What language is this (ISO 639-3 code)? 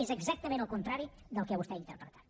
cat